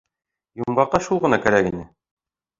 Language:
Bashkir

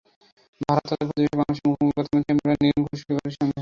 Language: Bangla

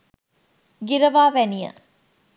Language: Sinhala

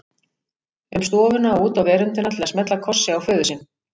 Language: Icelandic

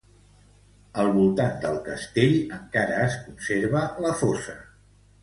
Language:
Catalan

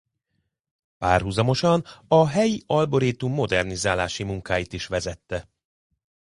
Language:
Hungarian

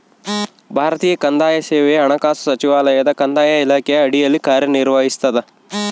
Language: Kannada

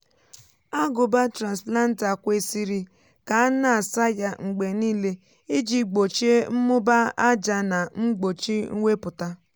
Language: Igbo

